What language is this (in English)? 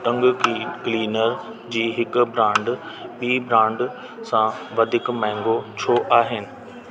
Sindhi